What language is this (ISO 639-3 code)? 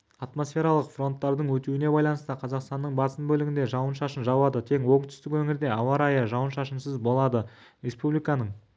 kaz